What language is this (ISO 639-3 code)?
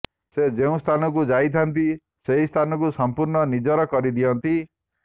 ori